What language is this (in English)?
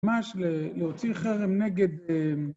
Hebrew